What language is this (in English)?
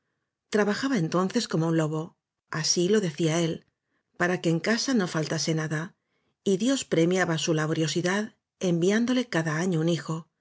Spanish